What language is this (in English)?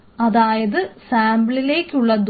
Malayalam